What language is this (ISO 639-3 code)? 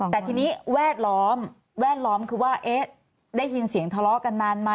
tha